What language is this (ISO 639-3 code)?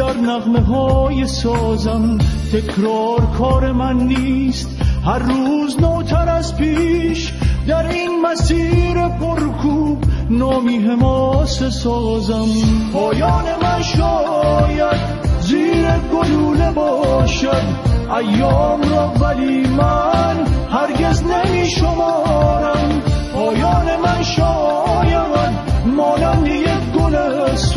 fas